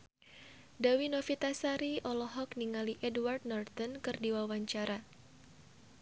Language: Sundanese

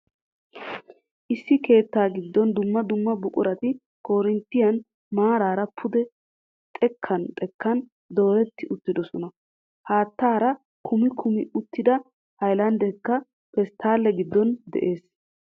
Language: Wolaytta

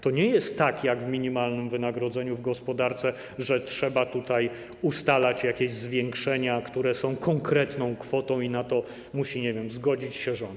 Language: Polish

